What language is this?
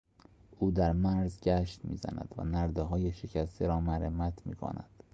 Persian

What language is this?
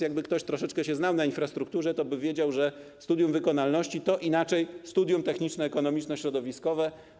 Polish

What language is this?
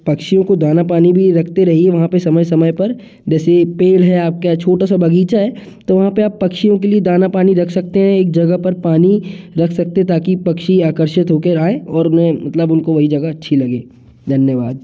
Hindi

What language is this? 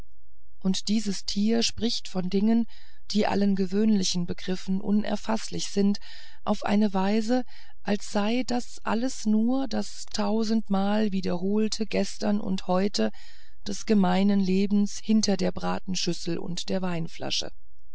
German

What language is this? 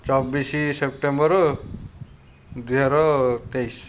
Odia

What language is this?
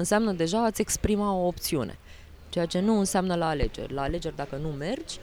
Romanian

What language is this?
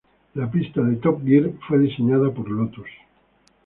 Spanish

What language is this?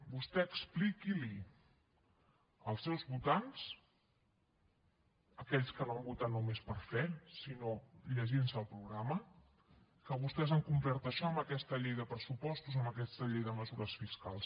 Catalan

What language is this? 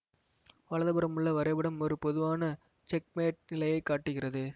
Tamil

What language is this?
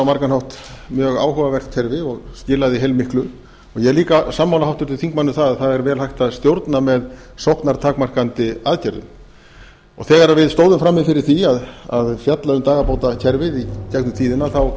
Icelandic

